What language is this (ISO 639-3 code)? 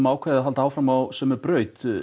isl